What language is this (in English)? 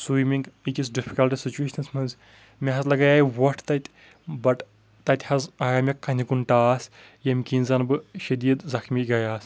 Kashmiri